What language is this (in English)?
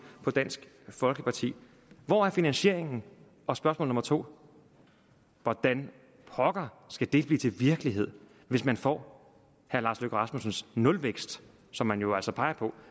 Danish